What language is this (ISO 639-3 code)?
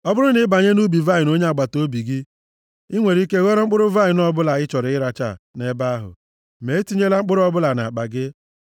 ibo